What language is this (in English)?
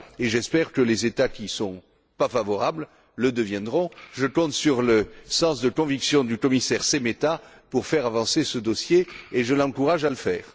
French